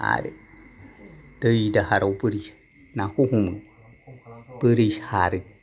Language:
Bodo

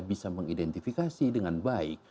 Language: Indonesian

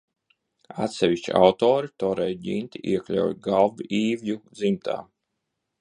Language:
Latvian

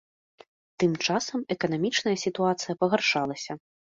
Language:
Belarusian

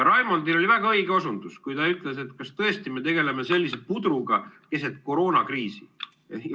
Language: Estonian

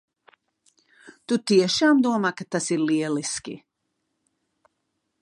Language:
Latvian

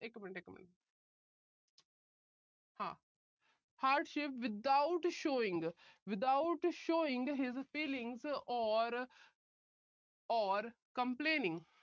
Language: Punjabi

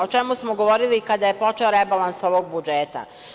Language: Serbian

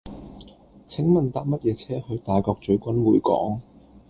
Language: Cantonese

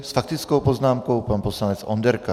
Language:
Czech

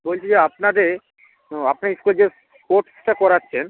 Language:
Bangla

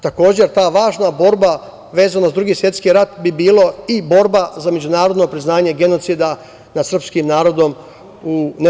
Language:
Serbian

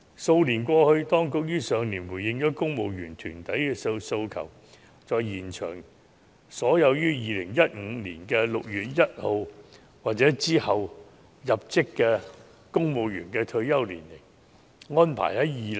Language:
Cantonese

